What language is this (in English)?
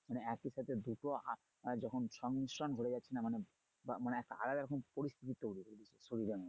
Bangla